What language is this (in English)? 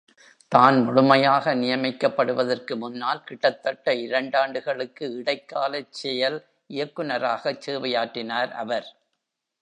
Tamil